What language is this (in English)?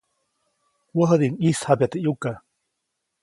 Copainalá Zoque